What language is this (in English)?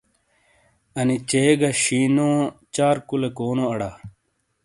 Shina